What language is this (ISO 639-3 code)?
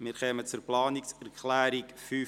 gsw